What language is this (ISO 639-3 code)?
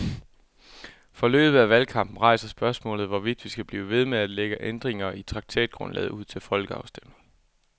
dan